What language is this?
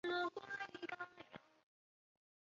Chinese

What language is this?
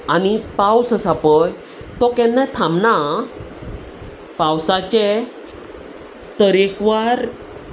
Konkani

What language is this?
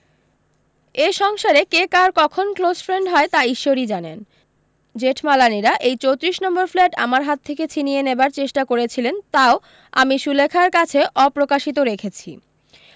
Bangla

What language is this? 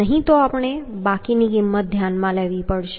Gujarati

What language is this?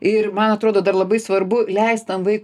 Lithuanian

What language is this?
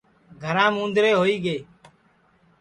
Sansi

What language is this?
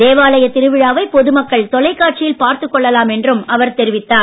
Tamil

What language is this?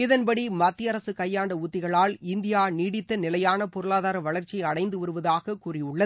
Tamil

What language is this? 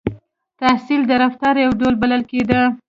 Pashto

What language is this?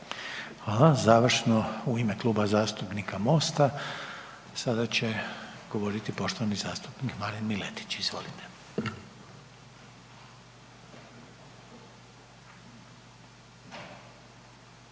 Croatian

